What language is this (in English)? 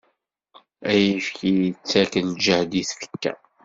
Kabyle